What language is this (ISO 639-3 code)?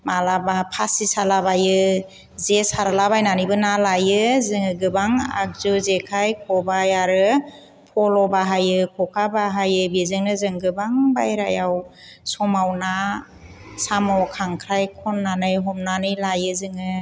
brx